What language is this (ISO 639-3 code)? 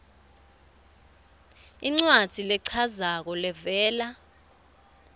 ssw